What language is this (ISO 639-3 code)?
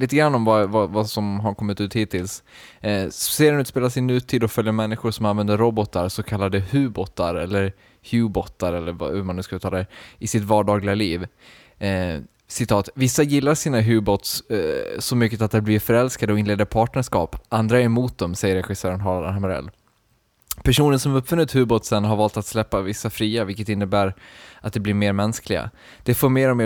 swe